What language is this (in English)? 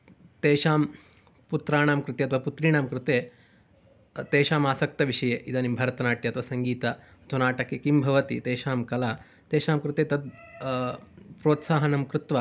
Sanskrit